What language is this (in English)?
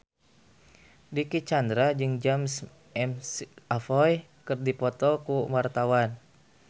Sundanese